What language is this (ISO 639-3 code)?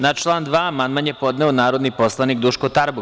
srp